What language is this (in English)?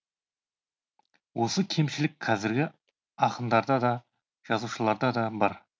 Kazakh